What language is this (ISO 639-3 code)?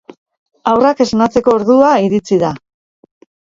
eus